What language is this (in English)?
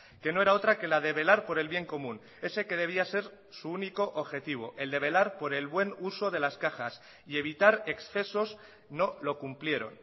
Spanish